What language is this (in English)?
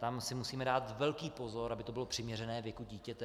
Czech